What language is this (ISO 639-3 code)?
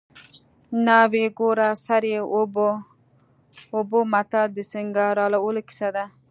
pus